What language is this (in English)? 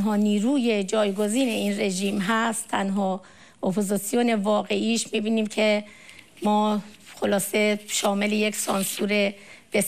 Persian